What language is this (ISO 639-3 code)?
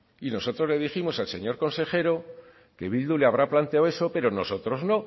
spa